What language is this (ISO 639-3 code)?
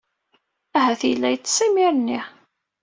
kab